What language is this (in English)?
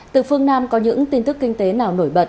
Vietnamese